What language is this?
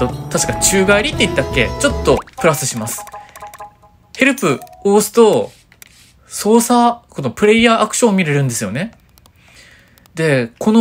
Japanese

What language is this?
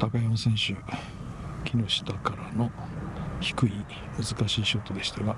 Japanese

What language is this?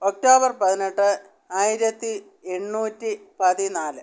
Malayalam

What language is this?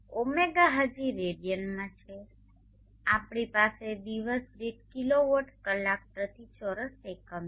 Gujarati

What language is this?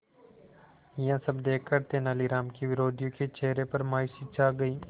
Hindi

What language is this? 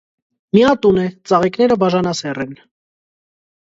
Armenian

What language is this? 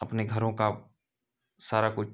Hindi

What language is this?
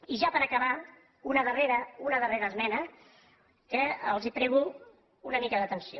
Catalan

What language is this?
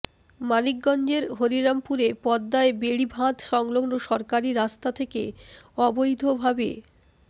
Bangla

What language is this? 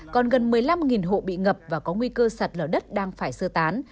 Vietnamese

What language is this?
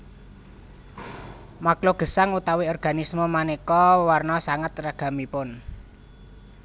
Javanese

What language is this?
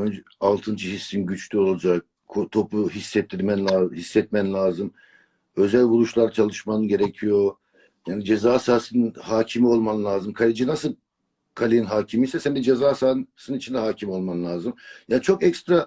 Turkish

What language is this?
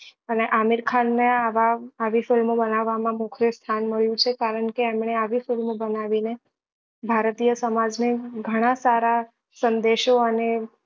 Gujarati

